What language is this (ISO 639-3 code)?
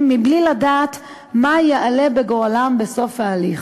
heb